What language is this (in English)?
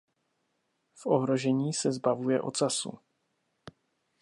Czech